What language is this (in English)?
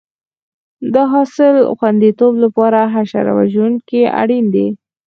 Pashto